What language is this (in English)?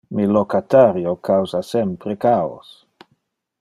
Interlingua